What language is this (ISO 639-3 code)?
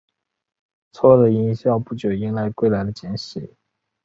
zho